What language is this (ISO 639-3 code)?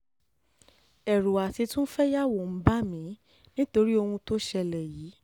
yor